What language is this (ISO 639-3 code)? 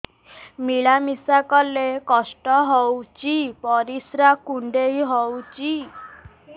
ori